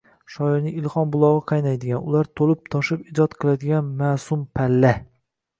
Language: Uzbek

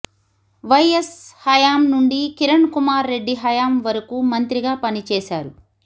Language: Telugu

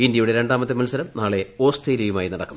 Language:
Malayalam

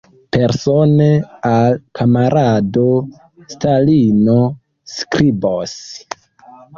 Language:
Esperanto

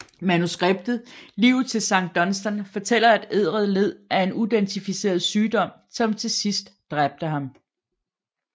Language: Danish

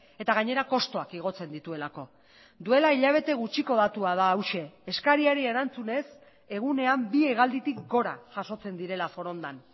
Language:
Basque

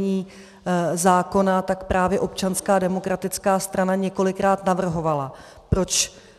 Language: Czech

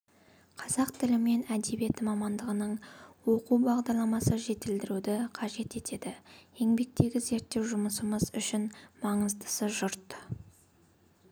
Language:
Kazakh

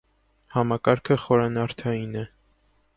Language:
Armenian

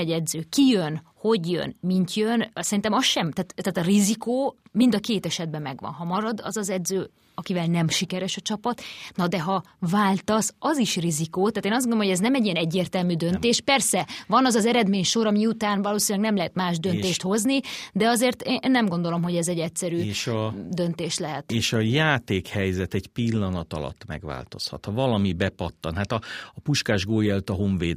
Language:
Hungarian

